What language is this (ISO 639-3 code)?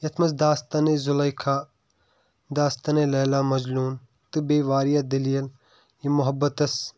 kas